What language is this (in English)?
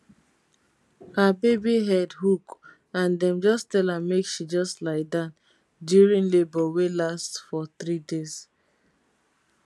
Nigerian Pidgin